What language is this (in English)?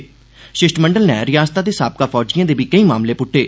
Dogri